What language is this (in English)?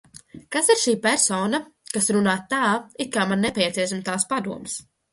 Latvian